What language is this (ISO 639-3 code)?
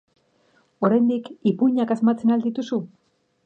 eus